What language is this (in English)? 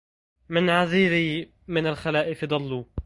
Arabic